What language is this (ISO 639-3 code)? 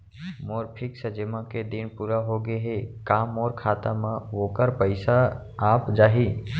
hne